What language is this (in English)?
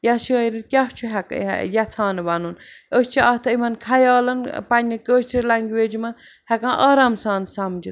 Kashmiri